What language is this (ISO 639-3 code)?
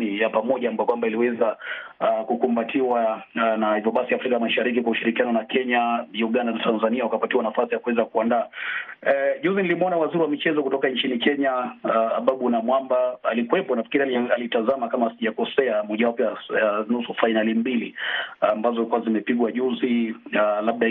swa